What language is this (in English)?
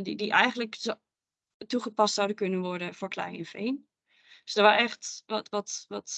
Dutch